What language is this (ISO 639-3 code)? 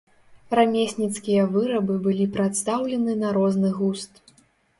bel